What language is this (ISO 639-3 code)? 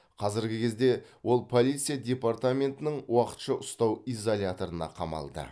kaz